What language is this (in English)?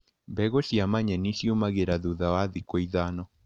Kikuyu